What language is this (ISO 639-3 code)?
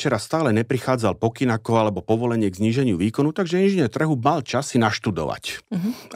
slk